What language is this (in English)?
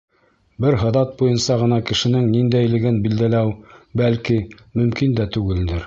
Bashkir